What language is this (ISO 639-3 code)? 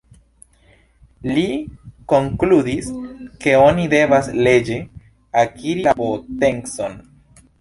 epo